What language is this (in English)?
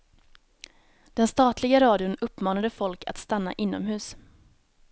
Swedish